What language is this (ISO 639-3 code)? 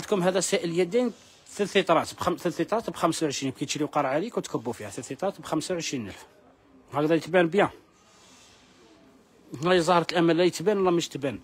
ara